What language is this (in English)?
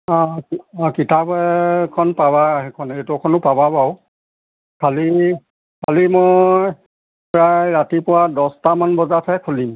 Assamese